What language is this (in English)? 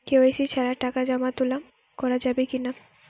Bangla